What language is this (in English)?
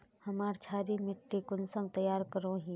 Magahi